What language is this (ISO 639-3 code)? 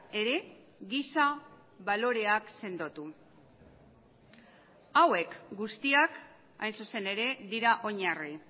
eus